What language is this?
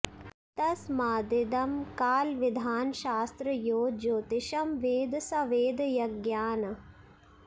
Sanskrit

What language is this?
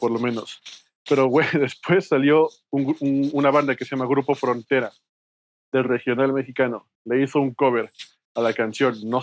Spanish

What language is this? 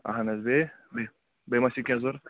Kashmiri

